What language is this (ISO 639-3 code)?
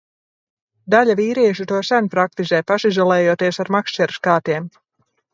lav